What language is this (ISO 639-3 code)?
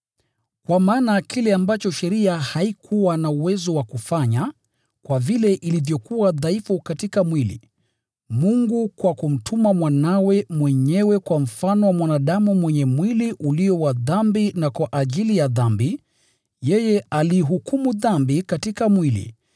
swa